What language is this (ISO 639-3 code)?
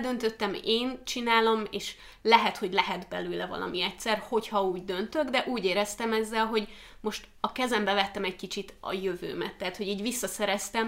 hun